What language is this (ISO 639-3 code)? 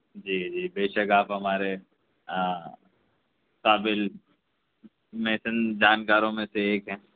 urd